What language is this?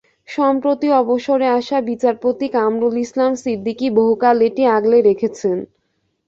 Bangla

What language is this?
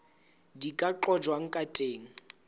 Southern Sotho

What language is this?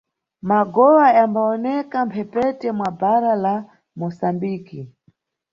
Nyungwe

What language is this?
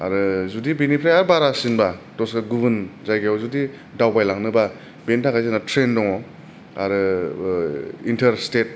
Bodo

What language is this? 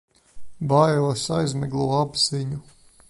Latvian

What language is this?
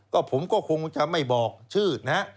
Thai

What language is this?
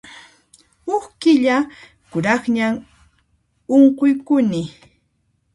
Puno Quechua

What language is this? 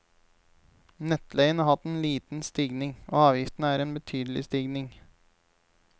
Norwegian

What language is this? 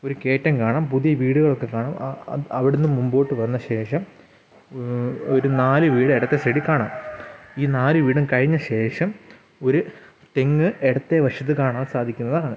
Malayalam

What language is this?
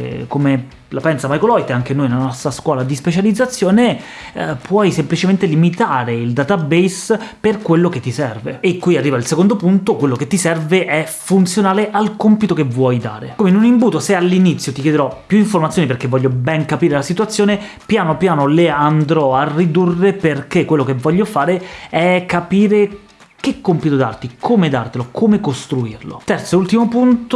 Italian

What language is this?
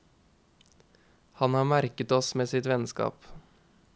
Norwegian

